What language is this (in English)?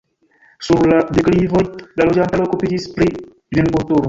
Esperanto